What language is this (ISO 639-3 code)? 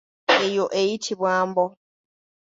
lug